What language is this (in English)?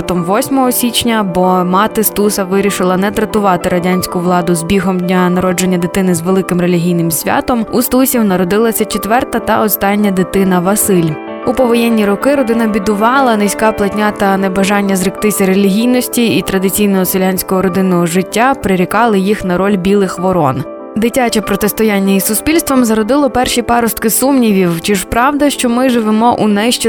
Ukrainian